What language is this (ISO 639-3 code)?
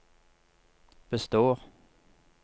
nor